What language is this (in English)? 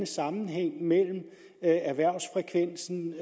Danish